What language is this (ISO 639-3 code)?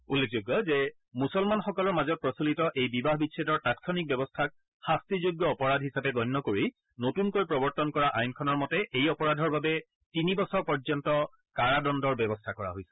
asm